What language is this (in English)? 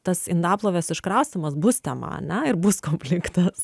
Lithuanian